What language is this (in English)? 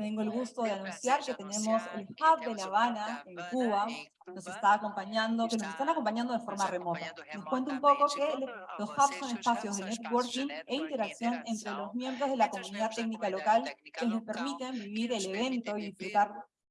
Spanish